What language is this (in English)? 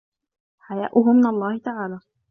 Arabic